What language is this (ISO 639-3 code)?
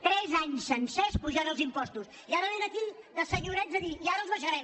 cat